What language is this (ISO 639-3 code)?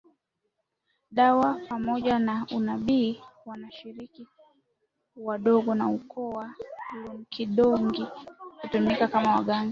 swa